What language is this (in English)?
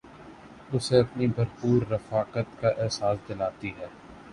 Urdu